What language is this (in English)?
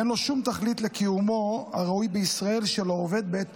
Hebrew